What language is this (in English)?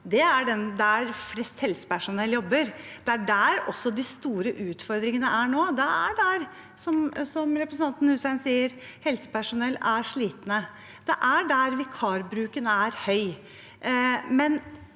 Norwegian